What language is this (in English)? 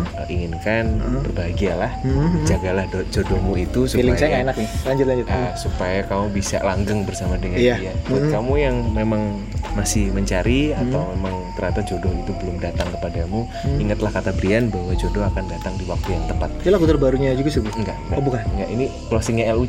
Indonesian